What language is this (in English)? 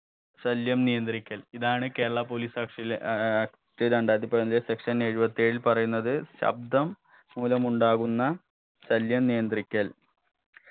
Malayalam